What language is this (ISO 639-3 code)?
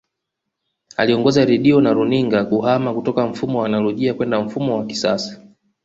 swa